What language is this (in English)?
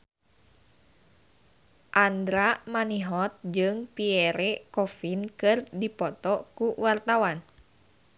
Sundanese